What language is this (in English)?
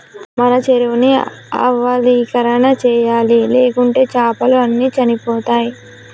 Telugu